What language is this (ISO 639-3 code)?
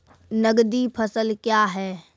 mai